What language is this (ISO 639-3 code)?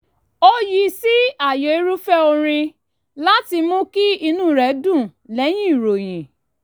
yor